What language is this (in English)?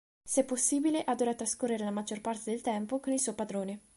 Italian